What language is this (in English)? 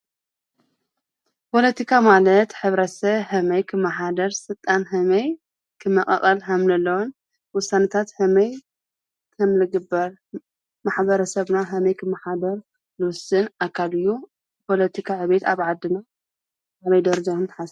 Tigrinya